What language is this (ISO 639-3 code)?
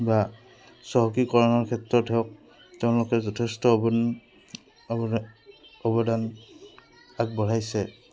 asm